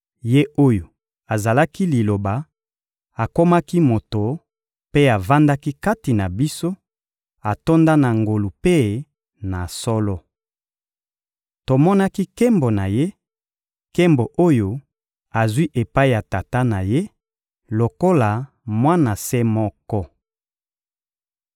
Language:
Lingala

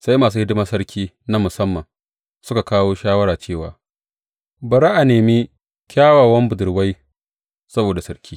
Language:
Hausa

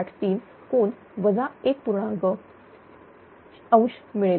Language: Marathi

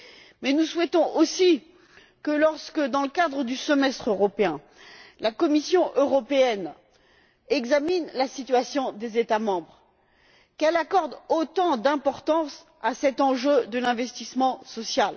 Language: French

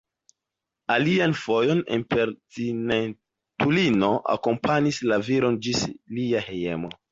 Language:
Esperanto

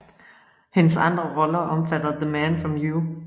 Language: Danish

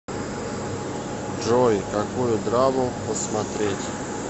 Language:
Russian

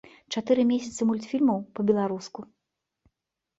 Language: Belarusian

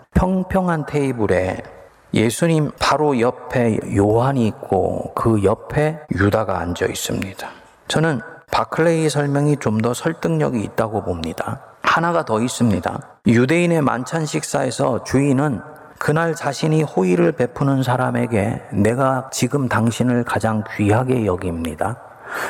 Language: Korean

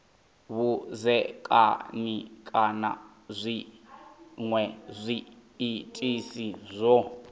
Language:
Venda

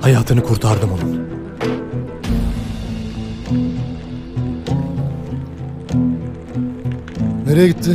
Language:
Turkish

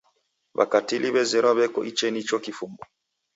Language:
Taita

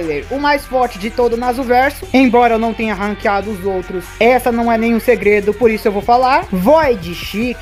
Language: Portuguese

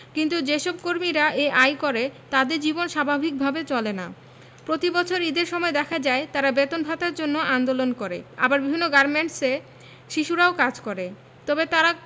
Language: Bangla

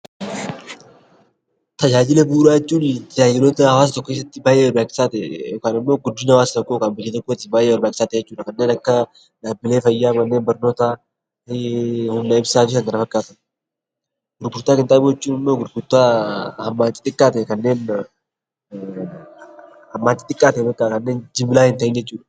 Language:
Oromo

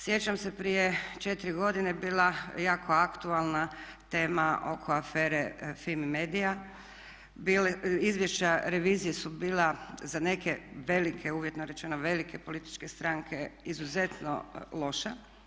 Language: Croatian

